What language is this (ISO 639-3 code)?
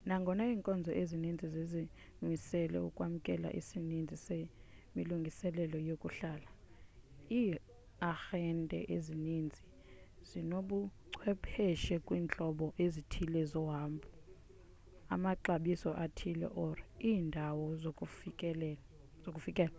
xho